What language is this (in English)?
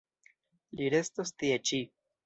Esperanto